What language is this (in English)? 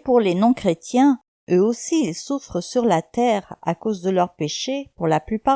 French